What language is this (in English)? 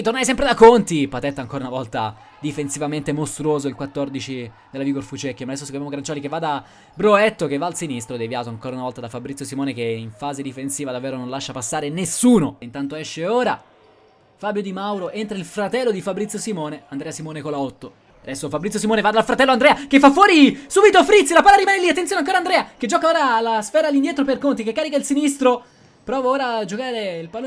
Italian